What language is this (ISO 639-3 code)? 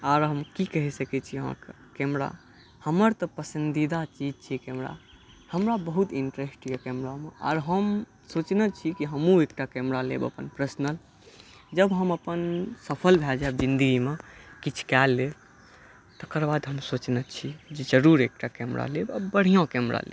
mai